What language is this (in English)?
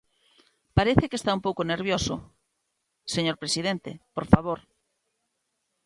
Galician